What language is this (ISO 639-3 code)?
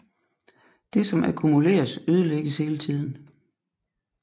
dan